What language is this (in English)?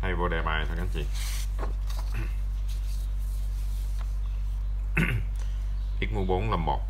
Vietnamese